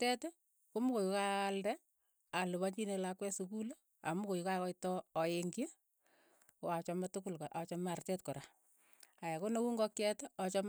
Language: Keiyo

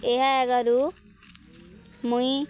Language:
Odia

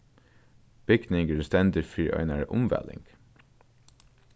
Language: Faroese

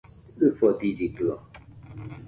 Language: Nüpode Huitoto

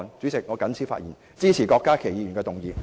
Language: Cantonese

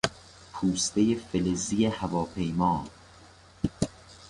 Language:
Persian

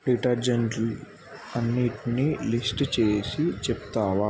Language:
Telugu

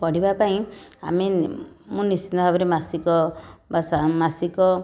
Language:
Odia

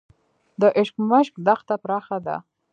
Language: Pashto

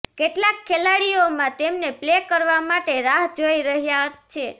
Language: Gujarati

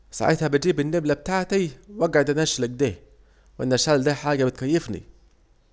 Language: Saidi Arabic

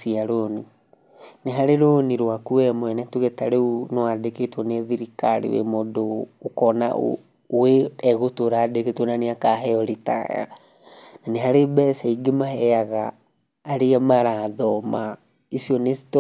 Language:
Kikuyu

